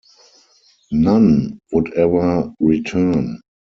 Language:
English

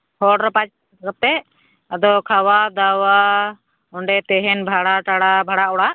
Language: Santali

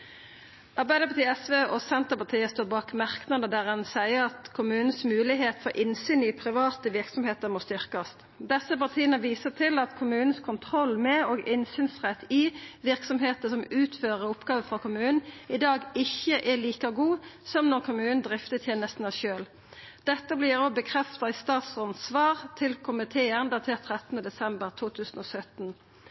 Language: Norwegian Nynorsk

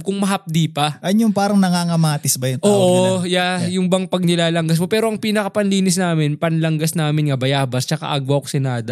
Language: Filipino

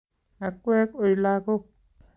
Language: Kalenjin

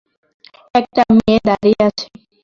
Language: Bangla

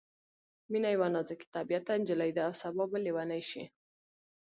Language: Pashto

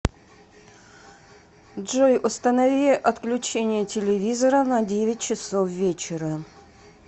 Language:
Russian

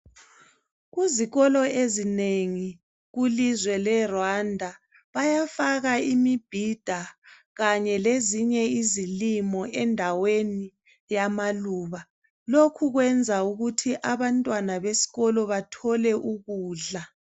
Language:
North Ndebele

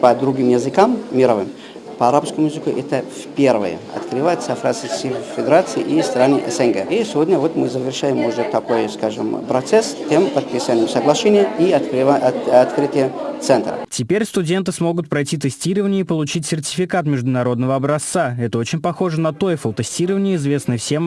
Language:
Russian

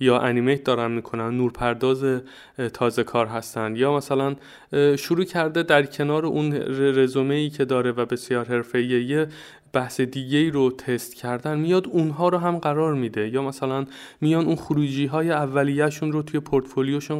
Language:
Persian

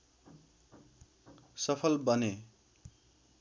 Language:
Nepali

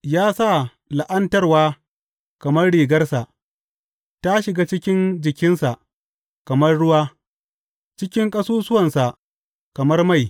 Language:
Hausa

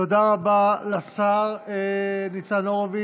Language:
Hebrew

